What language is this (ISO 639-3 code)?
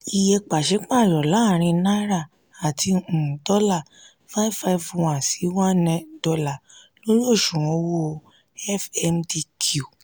yor